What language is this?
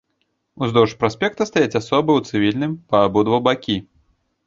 Belarusian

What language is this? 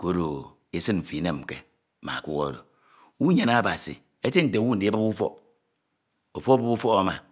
Ito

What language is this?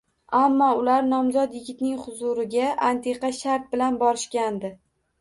Uzbek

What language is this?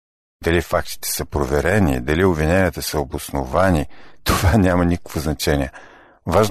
Bulgarian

